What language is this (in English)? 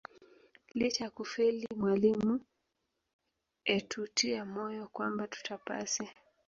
Swahili